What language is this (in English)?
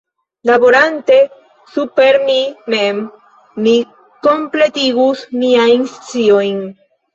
Esperanto